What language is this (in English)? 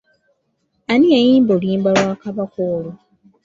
Ganda